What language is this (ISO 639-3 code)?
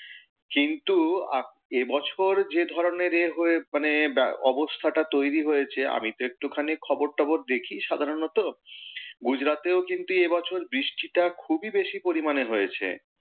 ben